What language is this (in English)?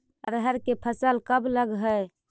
Magahi